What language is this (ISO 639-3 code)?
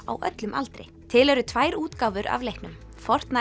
isl